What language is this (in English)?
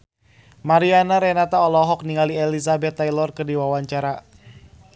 Sundanese